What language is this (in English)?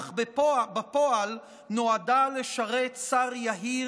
Hebrew